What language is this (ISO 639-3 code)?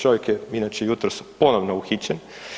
hrv